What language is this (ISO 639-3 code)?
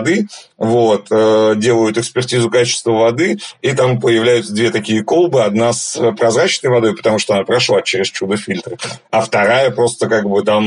rus